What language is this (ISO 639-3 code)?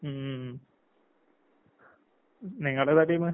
mal